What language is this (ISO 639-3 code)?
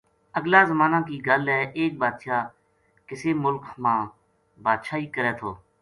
gju